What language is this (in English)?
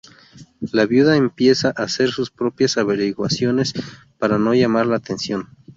Spanish